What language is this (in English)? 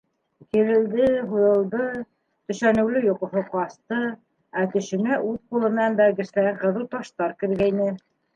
Bashkir